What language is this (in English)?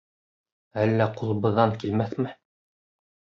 Bashkir